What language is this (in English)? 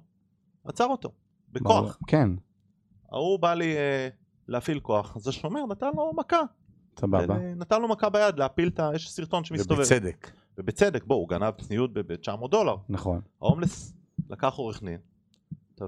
Hebrew